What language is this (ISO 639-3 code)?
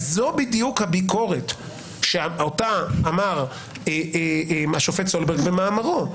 heb